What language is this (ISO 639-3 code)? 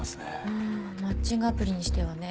jpn